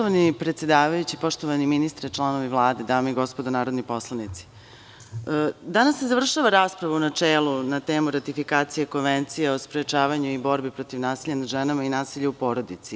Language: Serbian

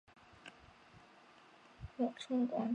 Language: Chinese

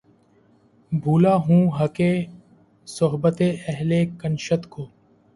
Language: Urdu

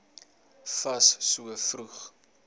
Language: Afrikaans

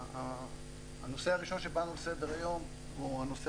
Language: Hebrew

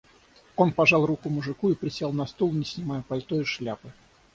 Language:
Russian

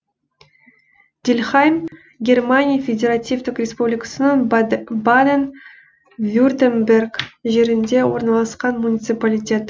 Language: Kazakh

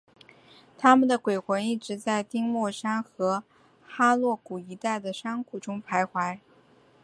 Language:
Chinese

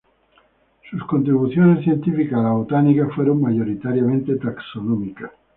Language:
Spanish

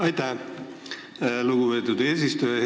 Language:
Estonian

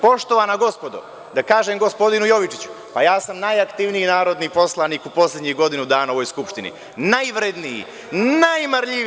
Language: Serbian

